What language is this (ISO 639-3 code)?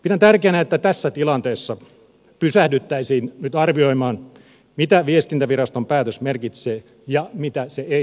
fin